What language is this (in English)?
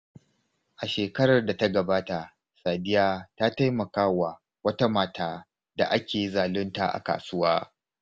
Hausa